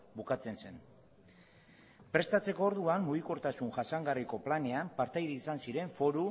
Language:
Basque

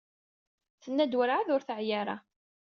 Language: Kabyle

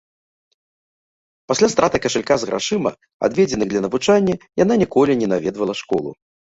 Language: Belarusian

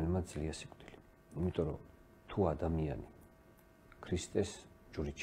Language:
Romanian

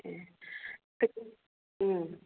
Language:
Bodo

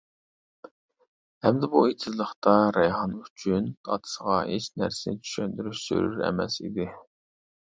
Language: Uyghur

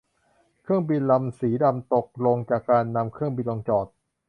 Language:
Thai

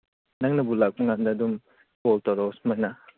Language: Manipuri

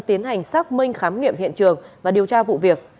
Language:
Vietnamese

